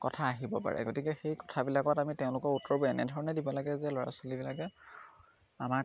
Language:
Assamese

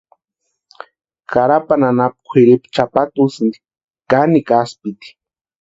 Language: Western Highland Purepecha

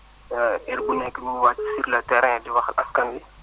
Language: Wolof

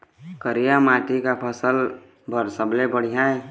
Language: Chhattisgarhi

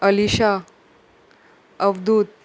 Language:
Konkani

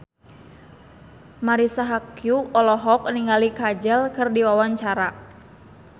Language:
Sundanese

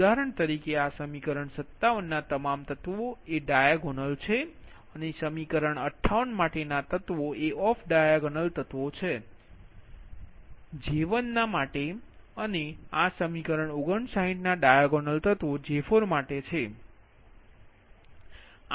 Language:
Gujarati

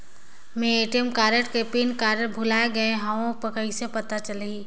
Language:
Chhattisgarhi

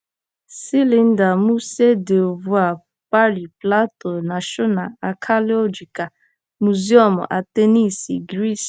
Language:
Igbo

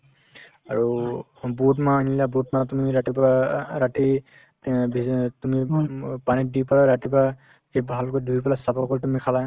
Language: Assamese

